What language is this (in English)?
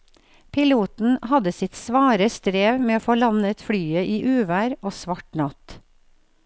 Norwegian